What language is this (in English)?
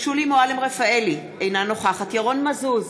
Hebrew